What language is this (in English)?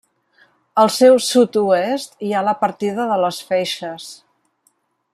Catalan